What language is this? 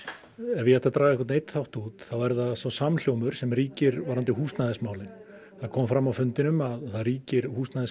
Icelandic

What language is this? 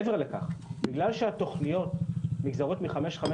Hebrew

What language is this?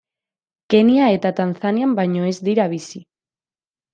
Basque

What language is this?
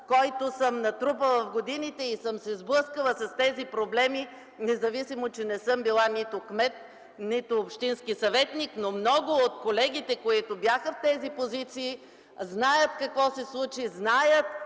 Bulgarian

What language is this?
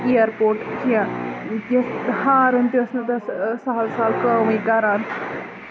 Kashmiri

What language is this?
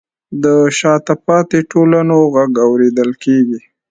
Pashto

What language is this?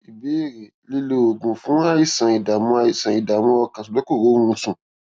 Yoruba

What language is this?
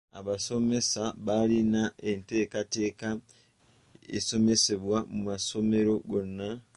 Ganda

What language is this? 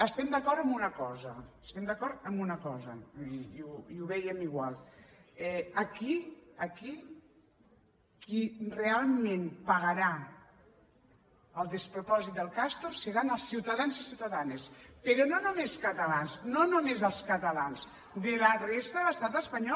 Catalan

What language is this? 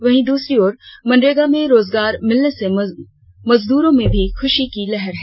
Hindi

